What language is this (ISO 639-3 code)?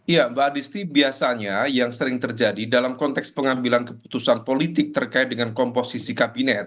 ind